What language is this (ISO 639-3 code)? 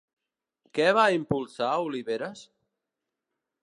cat